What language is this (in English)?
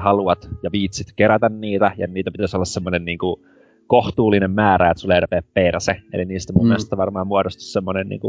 Finnish